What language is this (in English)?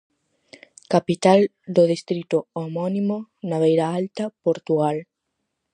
Galician